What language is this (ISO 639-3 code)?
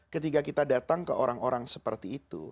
ind